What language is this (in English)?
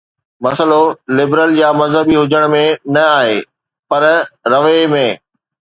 Sindhi